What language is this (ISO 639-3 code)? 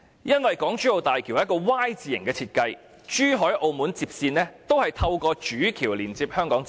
yue